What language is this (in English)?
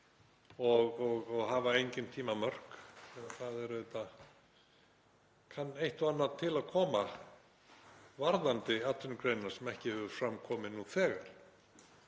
Icelandic